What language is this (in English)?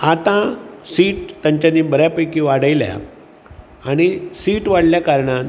Konkani